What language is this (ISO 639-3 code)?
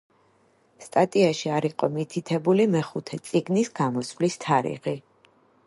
kat